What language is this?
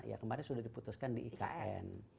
Indonesian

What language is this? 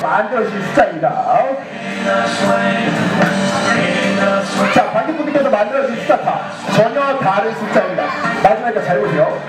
Korean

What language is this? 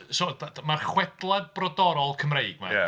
Welsh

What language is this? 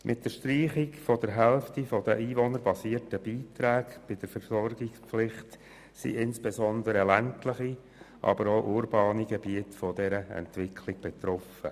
Swiss German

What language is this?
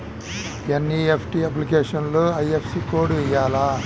Telugu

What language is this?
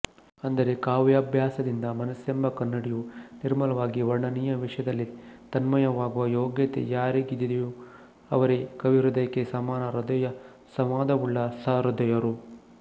Kannada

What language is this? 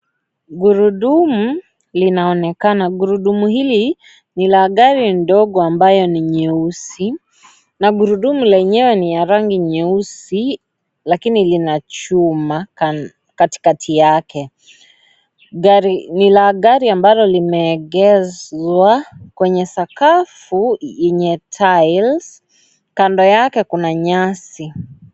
Swahili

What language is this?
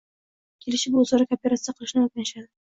Uzbek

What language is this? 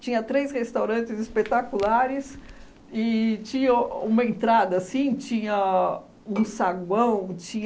Portuguese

